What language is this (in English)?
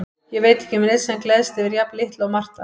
Icelandic